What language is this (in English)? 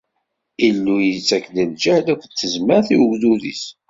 Kabyle